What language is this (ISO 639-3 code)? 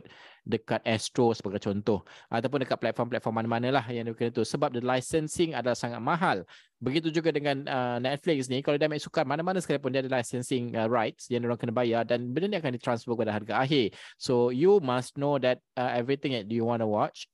msa